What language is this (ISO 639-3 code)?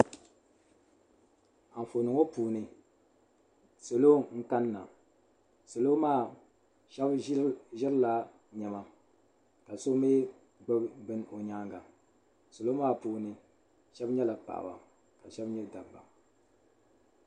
dag